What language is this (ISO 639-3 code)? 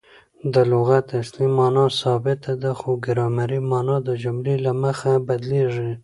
pus